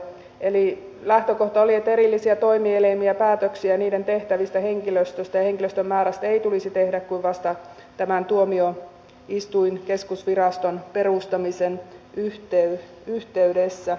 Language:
Finnish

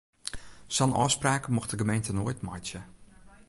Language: Western Frisian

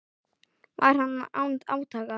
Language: Icelandic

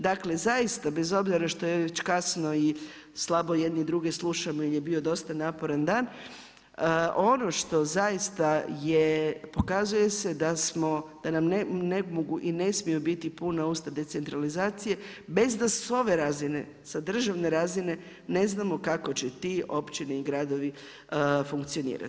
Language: Croatian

